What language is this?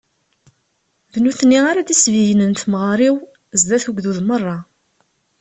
Kabyle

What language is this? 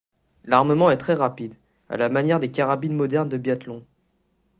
French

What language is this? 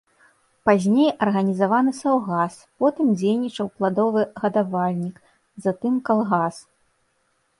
Belarusian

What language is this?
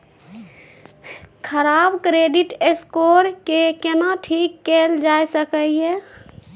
Maithili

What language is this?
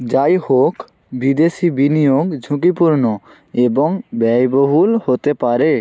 Bangla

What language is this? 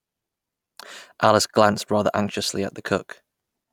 English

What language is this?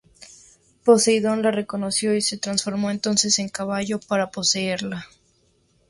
Spanish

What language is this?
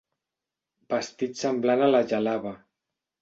Catalan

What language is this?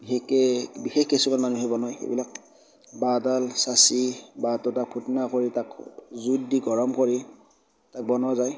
Assamese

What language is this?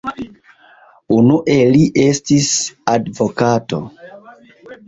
Esperanto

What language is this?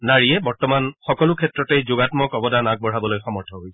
Assamese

